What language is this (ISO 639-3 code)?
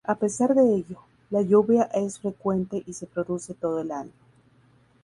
spa